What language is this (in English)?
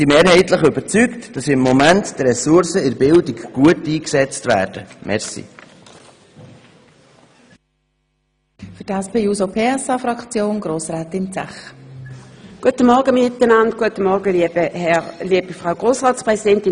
Swiss German